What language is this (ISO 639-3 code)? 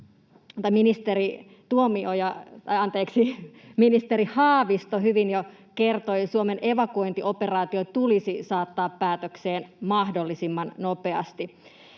fin